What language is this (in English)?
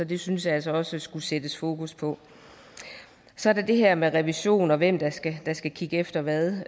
Danish